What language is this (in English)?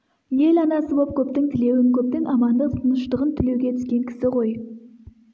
Kazakh